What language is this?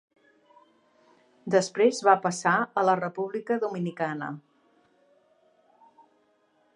Catalan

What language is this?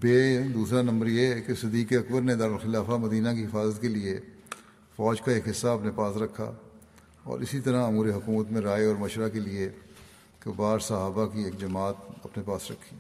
Urdu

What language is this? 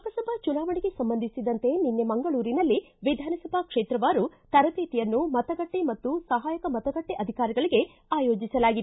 Kannada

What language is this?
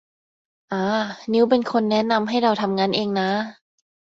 Thai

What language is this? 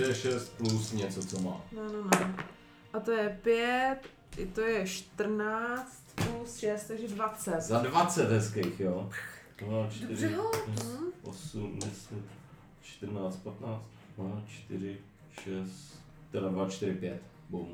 Czech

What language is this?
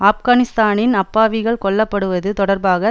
Tamil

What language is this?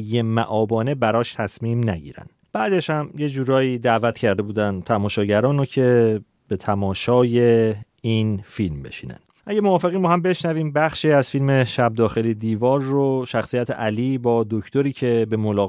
Persian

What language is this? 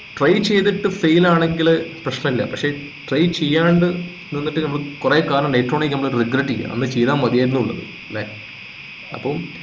Malayalam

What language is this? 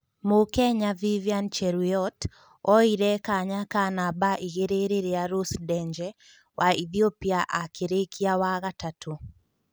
Kikuyu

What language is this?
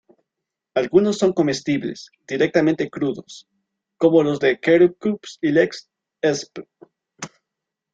Spanish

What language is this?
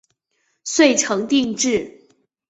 Chinese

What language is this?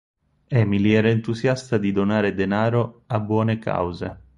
Italian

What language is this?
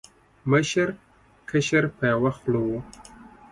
Pashto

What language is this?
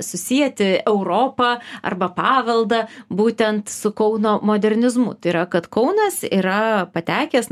Lithuanian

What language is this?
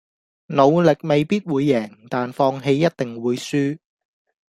Cantonese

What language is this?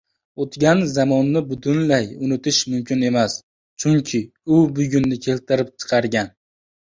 Uzbek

